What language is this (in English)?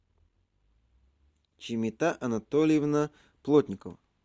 Russian